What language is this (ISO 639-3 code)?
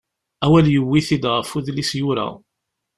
kab